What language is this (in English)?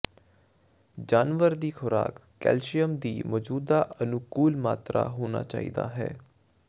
Punjabi